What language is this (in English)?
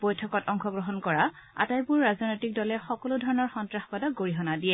Assamese